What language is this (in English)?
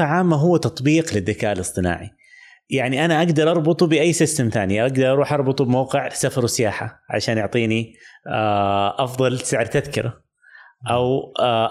Arabic